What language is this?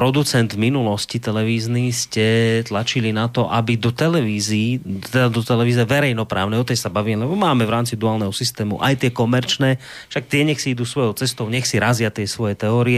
Slovak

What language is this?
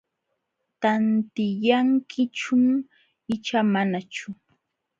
Jauja Wanca Quechua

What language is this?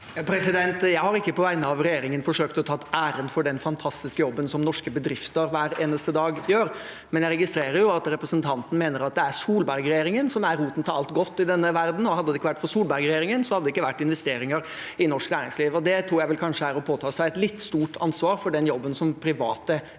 Norwegian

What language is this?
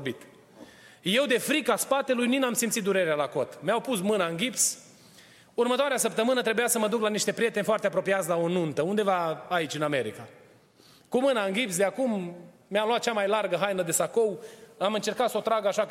Romanian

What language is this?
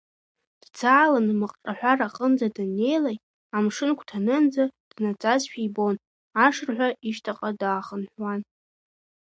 Abkhazian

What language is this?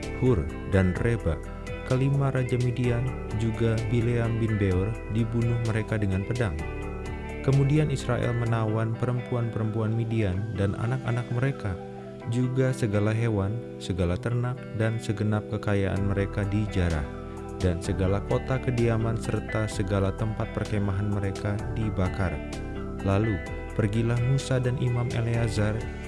Indonesian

